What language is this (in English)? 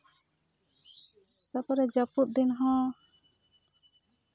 Santali